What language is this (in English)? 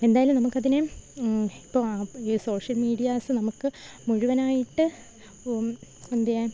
Malayalam